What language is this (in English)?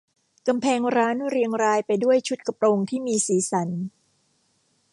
Thai